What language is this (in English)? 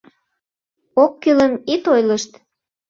Mari